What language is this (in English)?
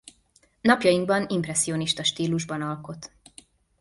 Hungarian